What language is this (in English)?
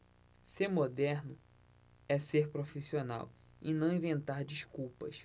Portuguese